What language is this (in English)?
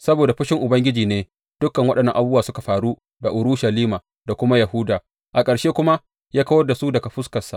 Hausa